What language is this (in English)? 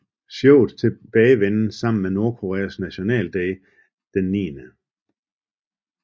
Danish